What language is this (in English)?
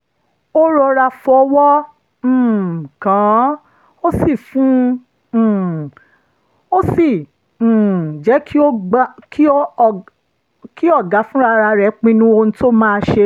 Yoruba